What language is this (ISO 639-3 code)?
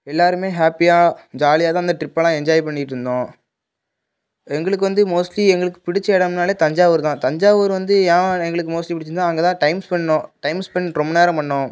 tam